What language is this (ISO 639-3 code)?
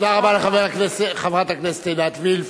heb